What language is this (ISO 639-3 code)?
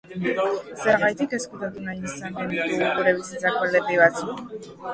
eus